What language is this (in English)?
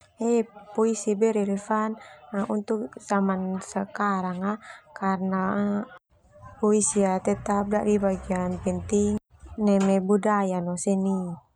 Termanu